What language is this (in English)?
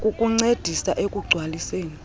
Xhosa